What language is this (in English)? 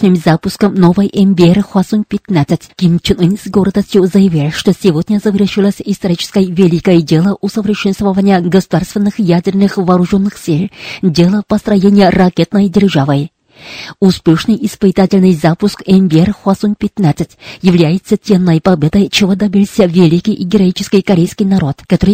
Russian